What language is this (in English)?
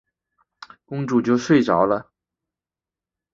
Chinese